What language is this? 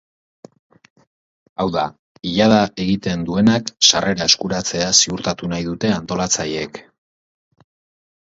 Basque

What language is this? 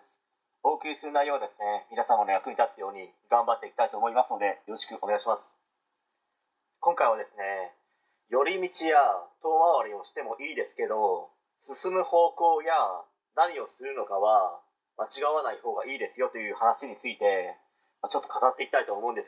Japanese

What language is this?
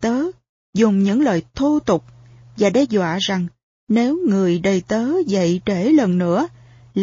Vietnamese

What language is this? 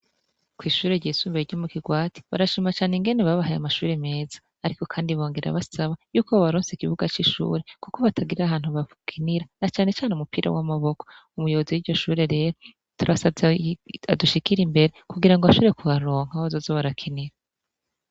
Rundi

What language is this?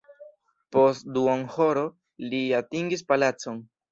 Esperanto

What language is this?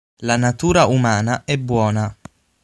Italian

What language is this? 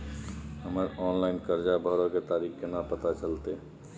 Maithili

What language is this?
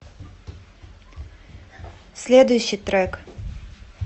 Russian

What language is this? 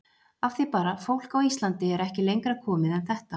Icelandic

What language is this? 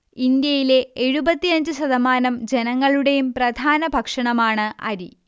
Malayalam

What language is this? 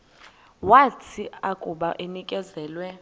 Xhosa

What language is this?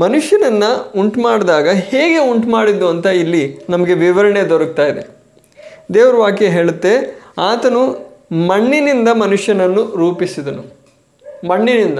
Kannada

